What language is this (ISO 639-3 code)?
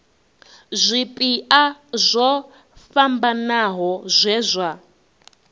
ven